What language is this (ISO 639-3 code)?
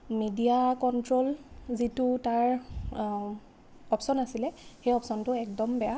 asm